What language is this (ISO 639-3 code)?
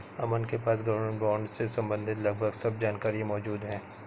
hin